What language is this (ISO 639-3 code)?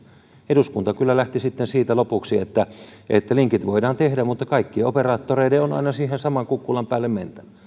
fin